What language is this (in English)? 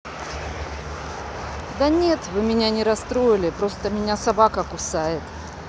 Russian